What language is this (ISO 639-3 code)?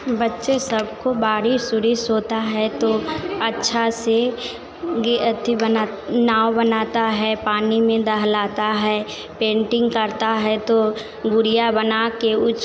hin